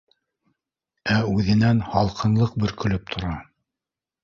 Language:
Bashkir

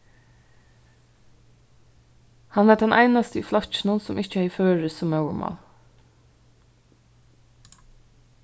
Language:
Faroese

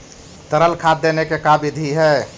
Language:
Magahi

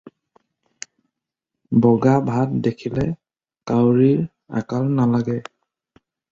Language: Assamese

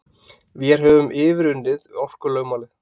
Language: Icelandic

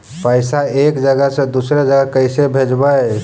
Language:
Magahi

